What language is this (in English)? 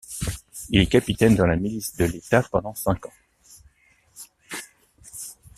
French